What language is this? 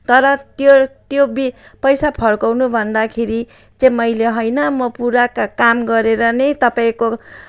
Nepali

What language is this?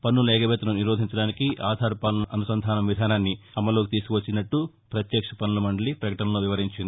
Telugu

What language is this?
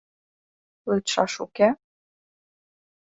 Mari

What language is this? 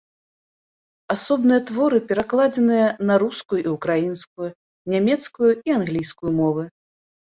Belarusian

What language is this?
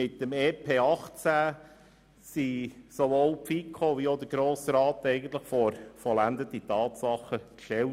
Swiss German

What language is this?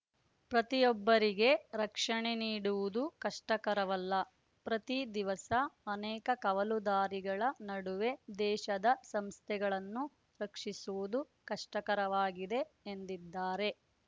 Kannada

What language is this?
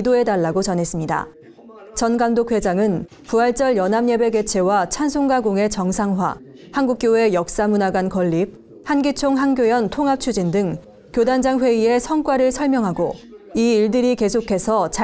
Korean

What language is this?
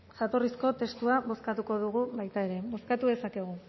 Basque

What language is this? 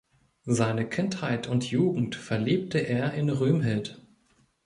German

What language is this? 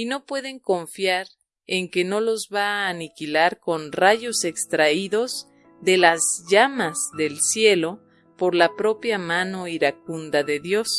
Spanish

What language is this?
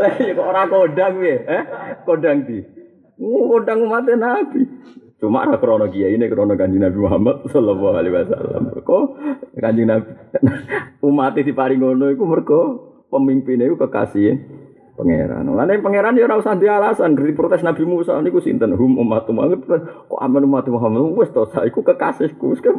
Malay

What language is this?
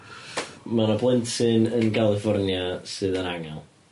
Welsh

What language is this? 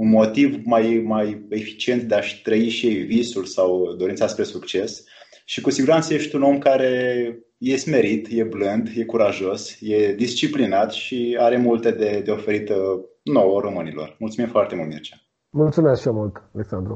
Romanian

